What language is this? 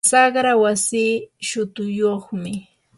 Yanahuanca Pasco Quechua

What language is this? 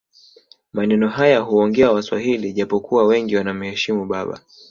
Swahili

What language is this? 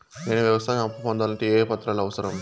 Telugu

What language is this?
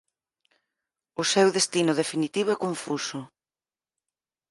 Galician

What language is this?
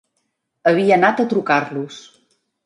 Catalan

